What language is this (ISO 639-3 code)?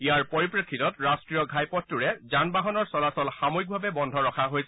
asm